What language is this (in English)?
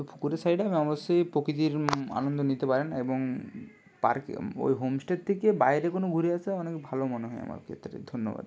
Bangla